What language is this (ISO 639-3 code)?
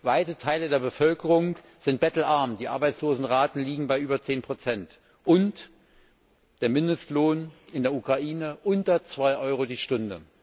deu